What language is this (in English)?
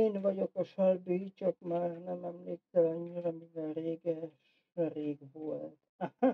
Hungarian